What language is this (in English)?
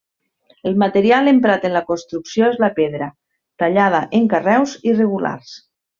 Catalan